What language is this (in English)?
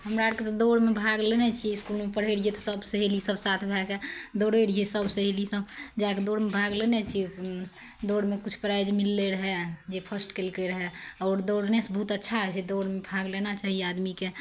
Maithili